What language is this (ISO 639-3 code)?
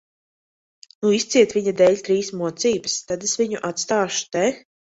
lav